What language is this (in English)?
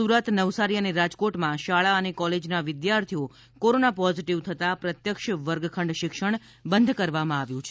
Gujarati